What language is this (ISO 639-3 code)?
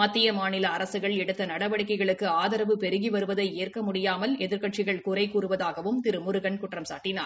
tam